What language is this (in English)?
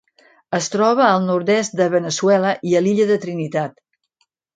Catalan